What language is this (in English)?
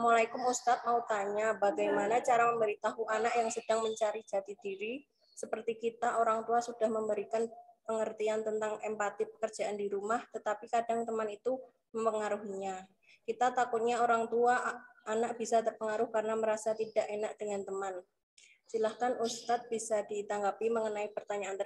Indonesian